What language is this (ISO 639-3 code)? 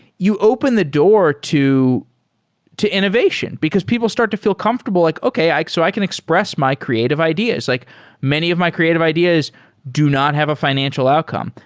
eng